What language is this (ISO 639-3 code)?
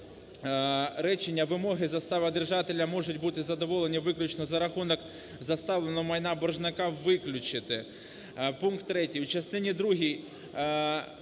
ukr